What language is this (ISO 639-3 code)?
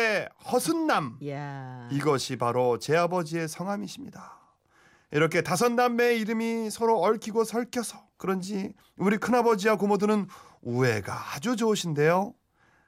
kor